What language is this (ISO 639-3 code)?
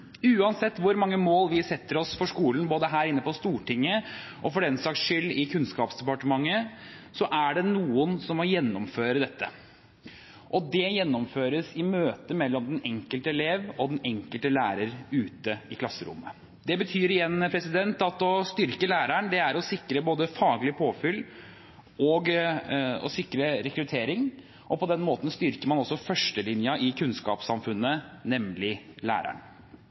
nob